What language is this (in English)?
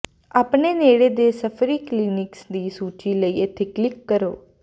Punjabi